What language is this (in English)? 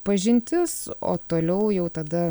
Lithuanian